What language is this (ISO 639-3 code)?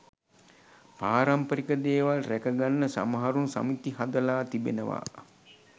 sin